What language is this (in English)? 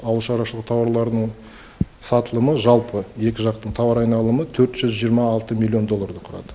Kazakh